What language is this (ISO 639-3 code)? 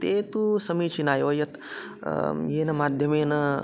san